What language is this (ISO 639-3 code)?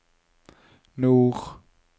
nor